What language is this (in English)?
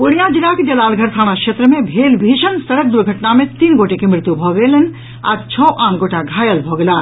Maithili